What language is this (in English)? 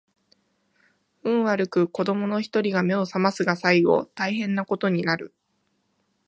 Japanese